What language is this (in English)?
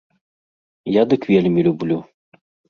Belarusian